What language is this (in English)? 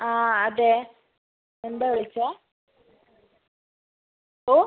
Malayalam